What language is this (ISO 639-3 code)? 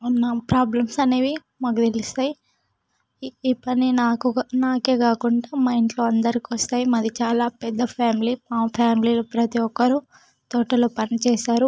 tel